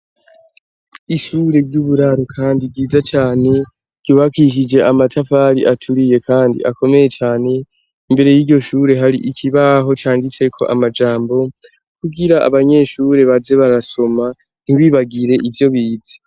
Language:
Rundi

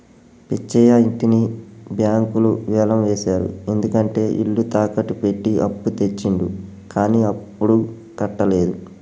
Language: Telugu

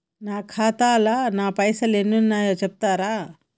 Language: Telugu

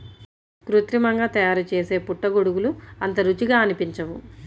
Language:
Telugu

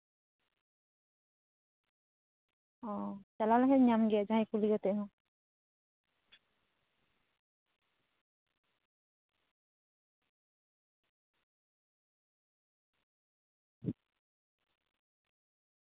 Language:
Santali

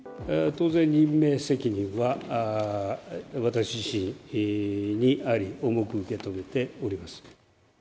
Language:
Japanese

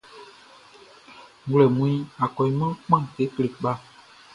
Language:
Baoulé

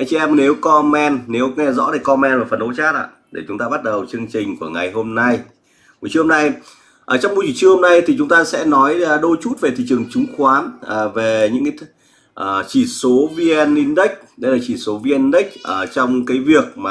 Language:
Vietnamese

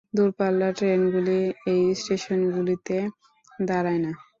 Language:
Bangla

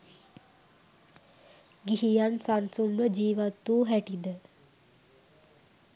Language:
Sinhala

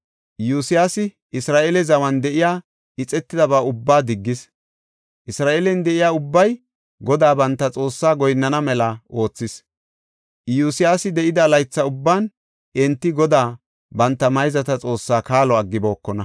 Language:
Gofa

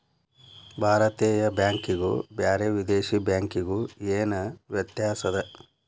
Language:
Kannada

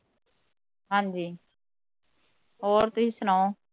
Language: Punjabi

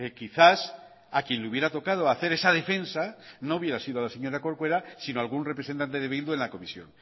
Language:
Spanish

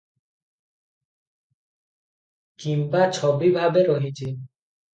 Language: Odia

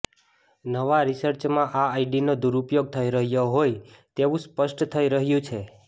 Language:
Gujarati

